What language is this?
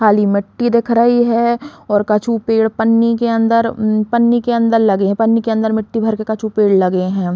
Bundeli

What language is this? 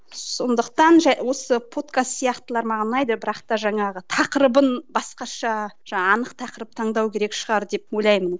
Kazakh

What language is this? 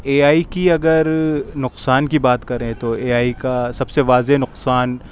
Urdu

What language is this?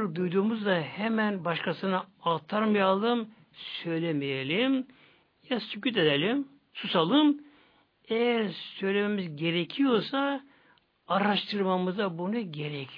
Turkish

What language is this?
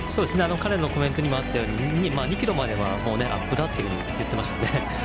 Japanese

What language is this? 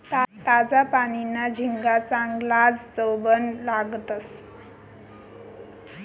Marathi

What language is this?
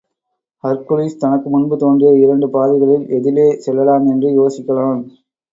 Tamil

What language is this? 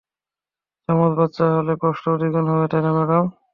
Bangla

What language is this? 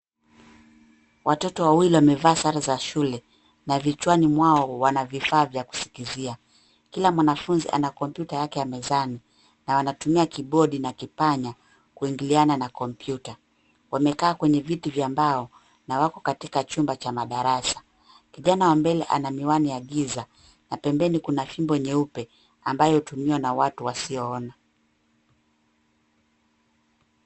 Swahili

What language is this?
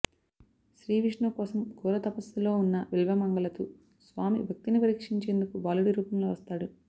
Telugu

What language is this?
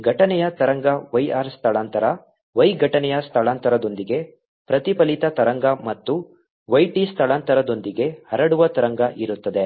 Kannada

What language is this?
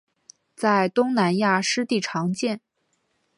Chinese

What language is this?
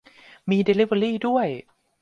Thai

